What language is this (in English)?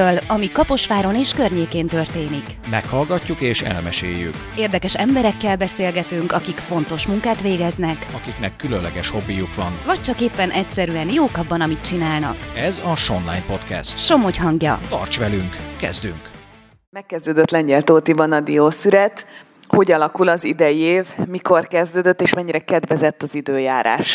Hungarian